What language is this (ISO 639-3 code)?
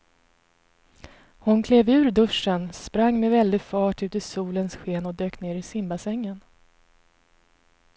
swe